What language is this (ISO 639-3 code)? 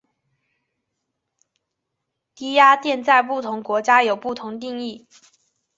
zho